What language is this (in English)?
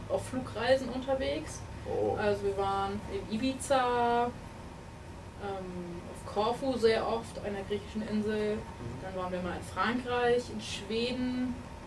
German